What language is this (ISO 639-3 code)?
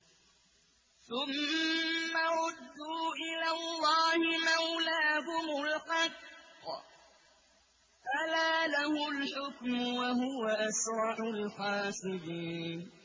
ara